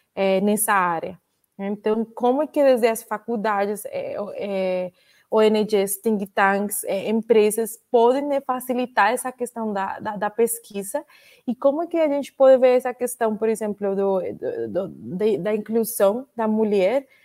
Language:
Portuguese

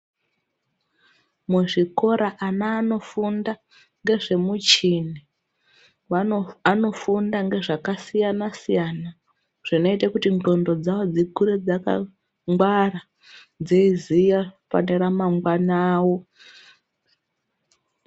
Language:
Ndau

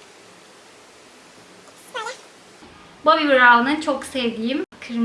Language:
Turkish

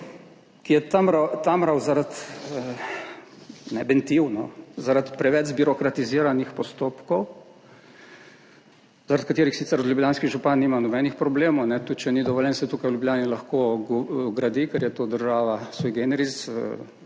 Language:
Slovenian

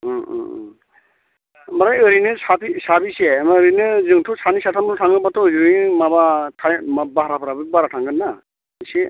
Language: Bodo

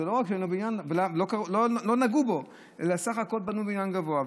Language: Hebrew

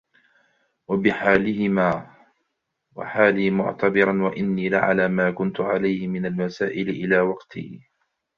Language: Arabic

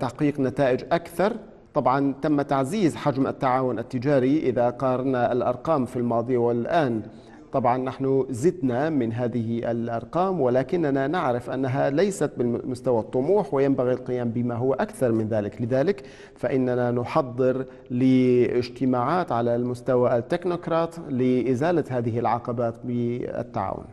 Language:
Arabic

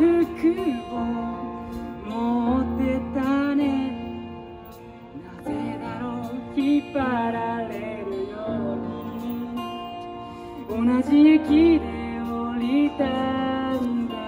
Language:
Japanese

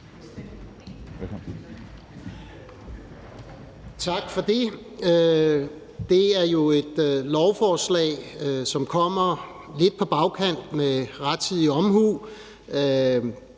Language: Danish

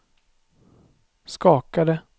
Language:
Swedish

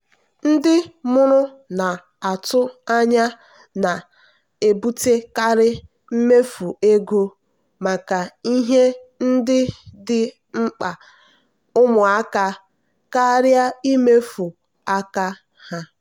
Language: Igbo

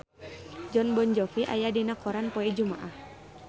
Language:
Sundanese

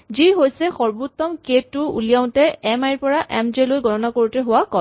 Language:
Assamese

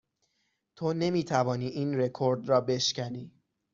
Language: Persian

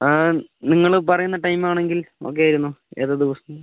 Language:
Malayalam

